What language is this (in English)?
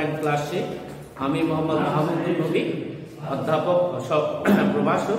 Indonesian